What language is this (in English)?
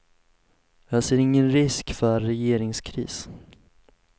Swedish